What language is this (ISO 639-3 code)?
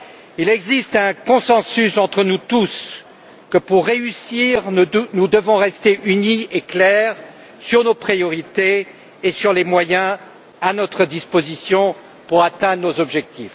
fra